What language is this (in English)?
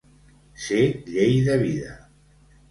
Catalan